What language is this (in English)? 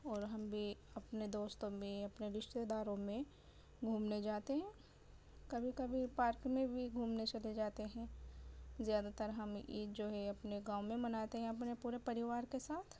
Urdu